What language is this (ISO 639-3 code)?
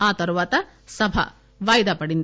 tel